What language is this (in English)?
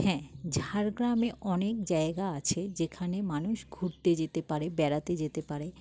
Bangla